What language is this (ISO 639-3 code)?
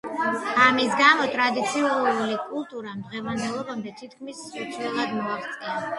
kat